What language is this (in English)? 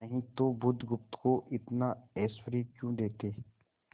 Hindi